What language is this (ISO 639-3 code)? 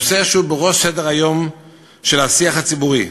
heb